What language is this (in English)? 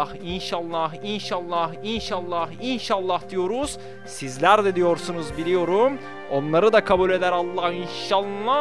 Turkish